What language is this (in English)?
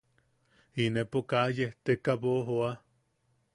Yaqui